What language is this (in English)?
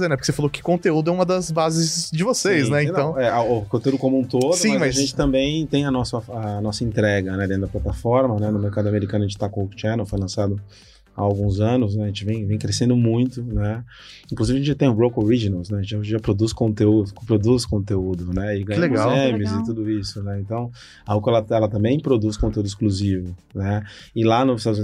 Portuguese